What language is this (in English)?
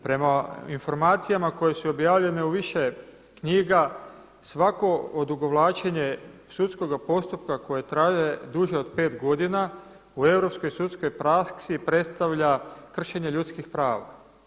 Croatian